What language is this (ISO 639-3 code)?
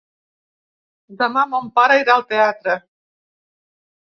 cat